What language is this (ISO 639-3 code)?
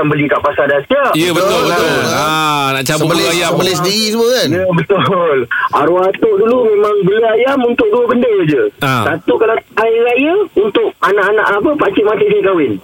msa